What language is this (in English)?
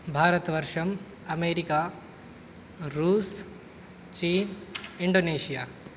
Sanskrit